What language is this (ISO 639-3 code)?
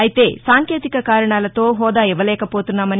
tel